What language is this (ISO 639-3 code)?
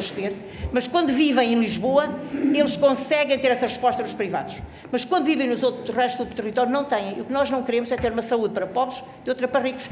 por